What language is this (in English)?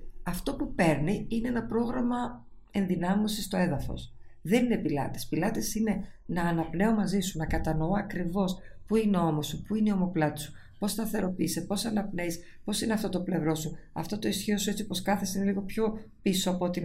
Greek